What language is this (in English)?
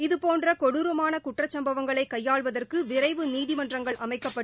Tamil